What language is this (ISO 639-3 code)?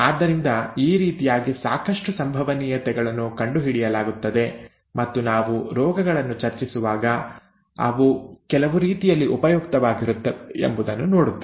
kan